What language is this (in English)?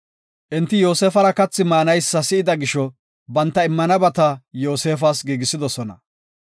Gofa